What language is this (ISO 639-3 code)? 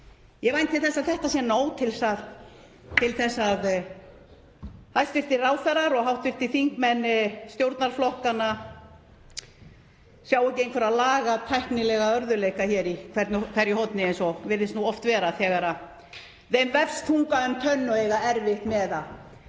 isl